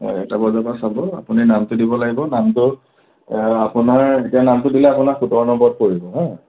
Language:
Assamese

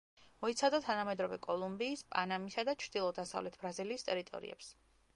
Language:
Georgian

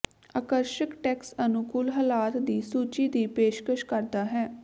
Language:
Punjabi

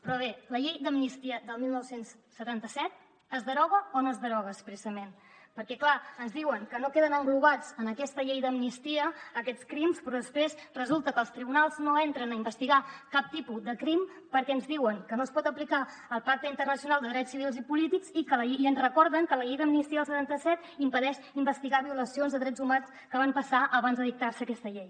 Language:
Catalan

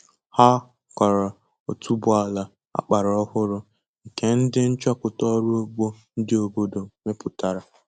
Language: Igbo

